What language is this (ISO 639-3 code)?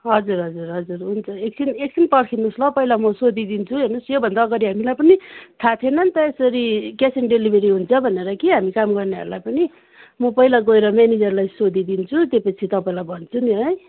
nep